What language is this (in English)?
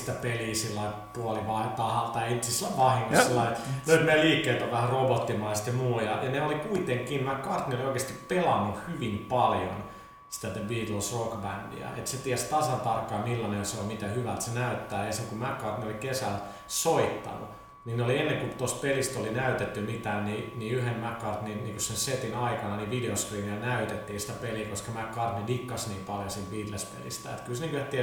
Finnish